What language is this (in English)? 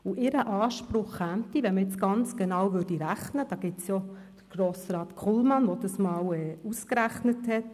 Swiss German